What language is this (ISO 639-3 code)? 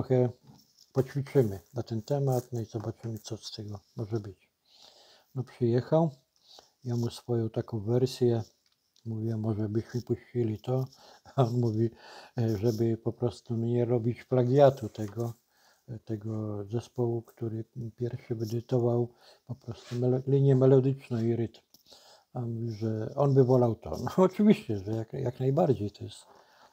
pol